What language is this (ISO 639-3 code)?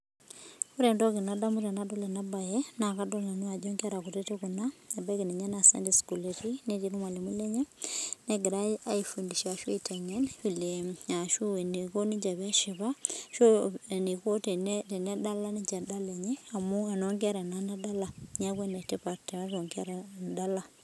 mas